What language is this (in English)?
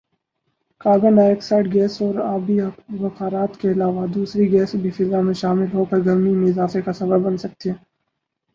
Urdu